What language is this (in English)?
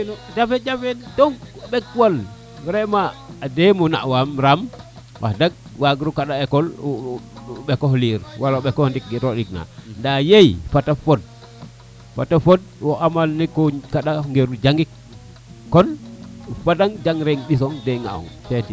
Serer